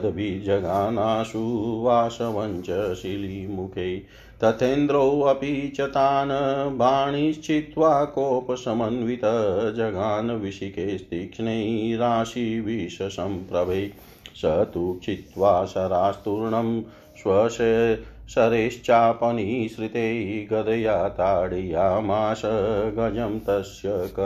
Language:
Hindi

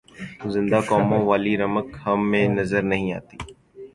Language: Urdu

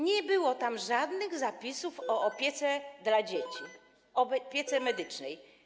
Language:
Polish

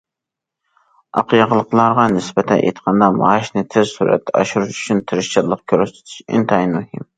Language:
Uyghur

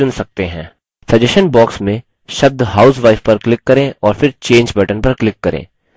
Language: Hindi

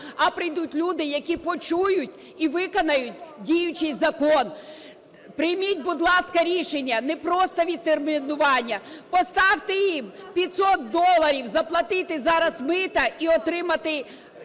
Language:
Ukrainian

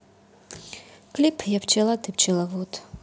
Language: Russian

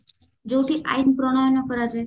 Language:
Odia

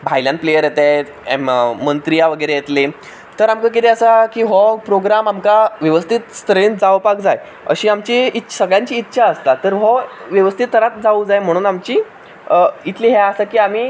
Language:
Konkani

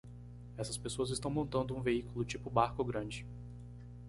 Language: Portuguese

